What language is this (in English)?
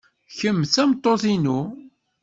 Kabyle